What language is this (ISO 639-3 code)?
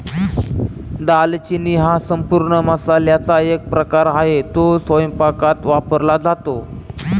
mar